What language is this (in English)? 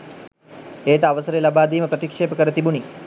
Sinhala